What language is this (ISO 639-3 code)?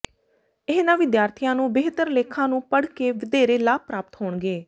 pan